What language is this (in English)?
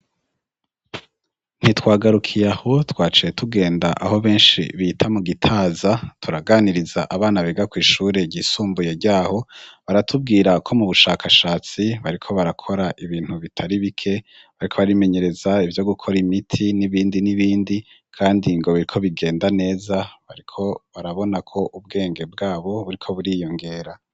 Rundi